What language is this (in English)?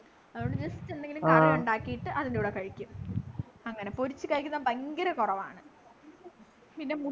Malayalam